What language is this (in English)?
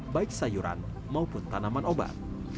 Indonesian